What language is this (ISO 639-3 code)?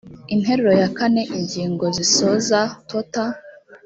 kin